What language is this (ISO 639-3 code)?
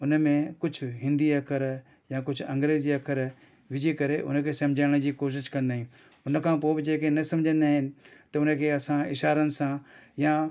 snd